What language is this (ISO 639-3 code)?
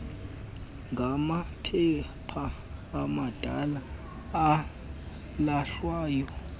xho